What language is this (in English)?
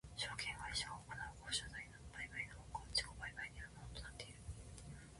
Japanese